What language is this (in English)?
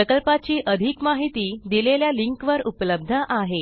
Marathi